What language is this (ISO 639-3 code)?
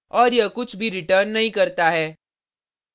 hin